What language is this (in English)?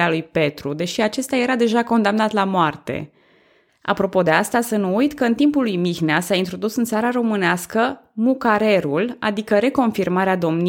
Romanian